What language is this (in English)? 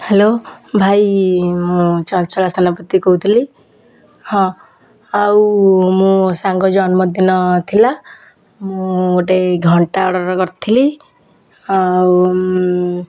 Odia